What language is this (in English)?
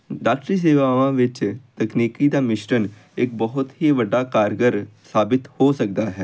Punjabi